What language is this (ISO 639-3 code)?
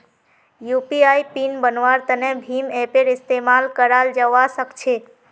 mag